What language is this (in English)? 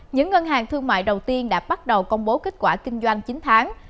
Vietnamese